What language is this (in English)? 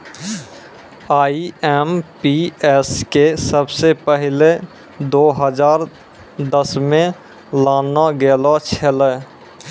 Maithili